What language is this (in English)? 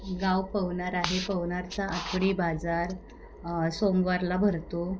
Marathi